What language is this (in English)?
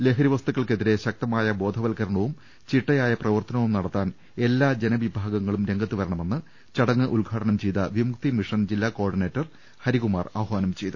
Malayalam